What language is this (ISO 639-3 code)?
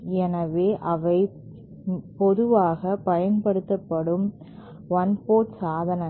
tam